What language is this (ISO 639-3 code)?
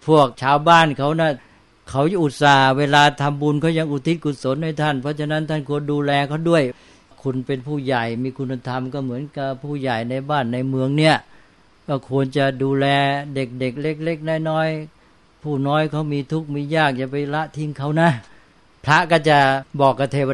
tha